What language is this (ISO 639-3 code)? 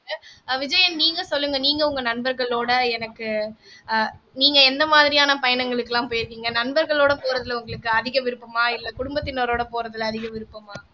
tam